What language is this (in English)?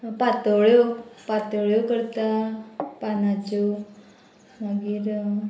Konkani